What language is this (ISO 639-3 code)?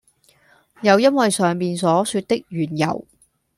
yue